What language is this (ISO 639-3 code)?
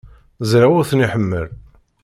kab